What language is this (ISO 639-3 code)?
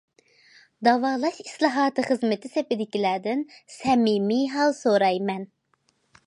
uig